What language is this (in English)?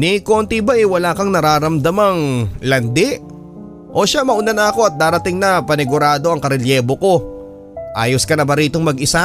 Filipino